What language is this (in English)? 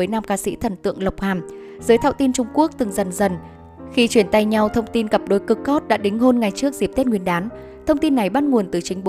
Vietnamese